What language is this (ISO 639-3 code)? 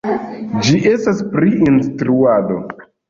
epo